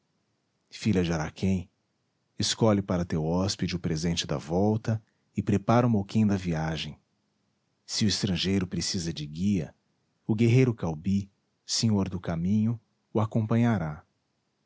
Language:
Portuguese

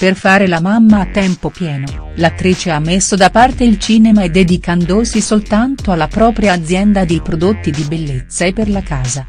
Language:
Italian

